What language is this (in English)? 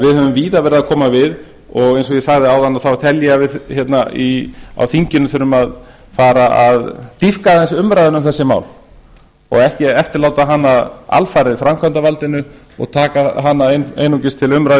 Icelandic